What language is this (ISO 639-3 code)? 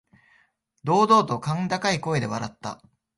jpn